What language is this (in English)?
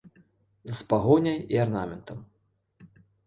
Belarusian